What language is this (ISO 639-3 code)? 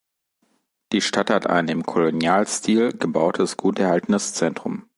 deu